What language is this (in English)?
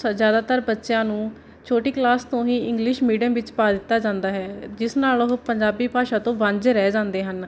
Punjabi